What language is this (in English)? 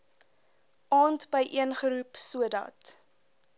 Afrikaans